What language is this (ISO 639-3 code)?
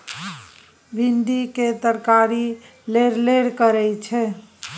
mai